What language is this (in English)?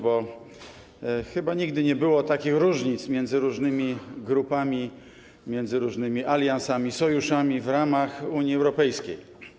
Polish